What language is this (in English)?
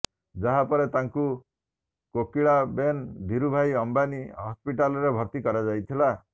Odia